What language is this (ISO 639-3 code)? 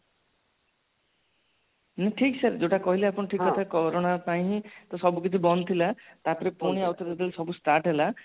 ori